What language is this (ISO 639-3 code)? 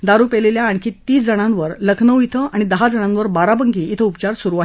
mar